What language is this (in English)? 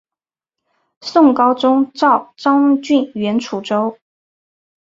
Chinese